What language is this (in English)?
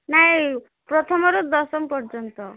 Odia